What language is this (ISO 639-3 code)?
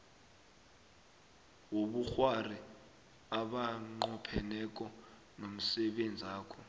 nbl